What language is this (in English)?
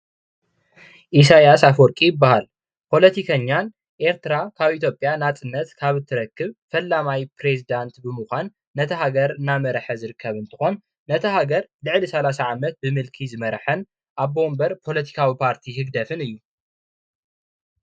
Tigrinya